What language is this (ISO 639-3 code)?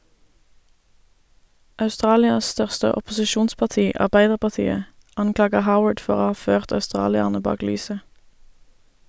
nor